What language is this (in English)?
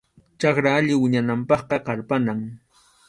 Arequipa-La Unión Quechua